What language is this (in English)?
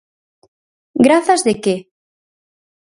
Galician